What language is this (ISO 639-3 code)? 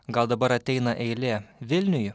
lit